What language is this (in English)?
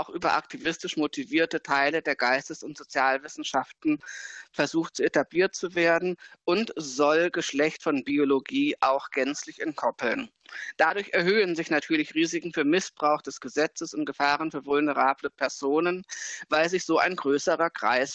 German